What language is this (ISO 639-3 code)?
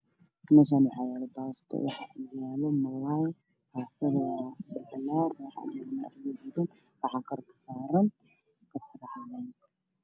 som